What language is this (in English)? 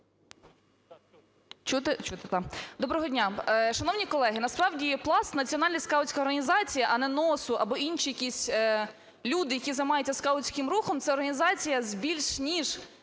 Ukrainian